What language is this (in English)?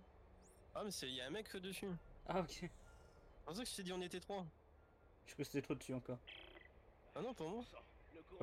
French